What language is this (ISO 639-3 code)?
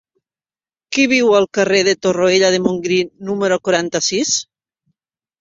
cat